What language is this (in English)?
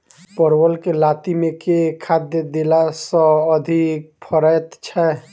Maithili